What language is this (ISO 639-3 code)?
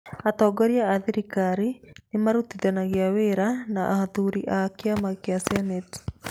kik